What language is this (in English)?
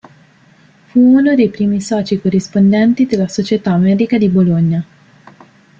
Italian